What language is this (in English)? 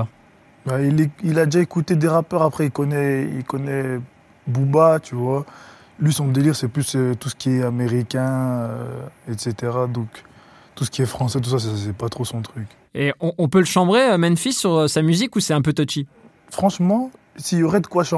French